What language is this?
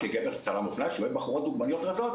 Hebrew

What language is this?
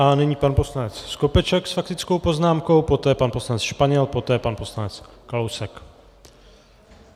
Czech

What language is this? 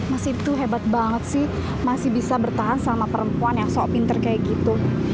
Indonesian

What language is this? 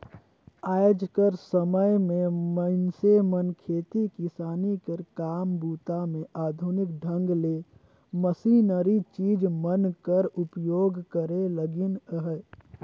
Chhattisgarhi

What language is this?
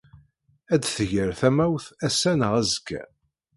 Kabyle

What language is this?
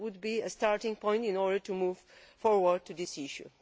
English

